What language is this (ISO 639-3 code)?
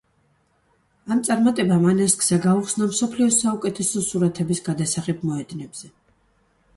kat